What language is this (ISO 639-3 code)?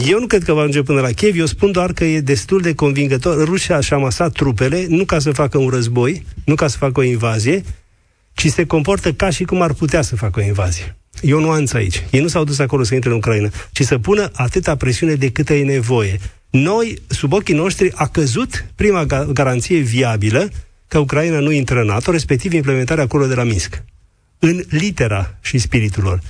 ron